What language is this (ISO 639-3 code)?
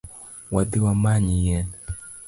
luo